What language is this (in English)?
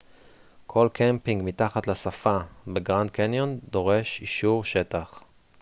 Hebrew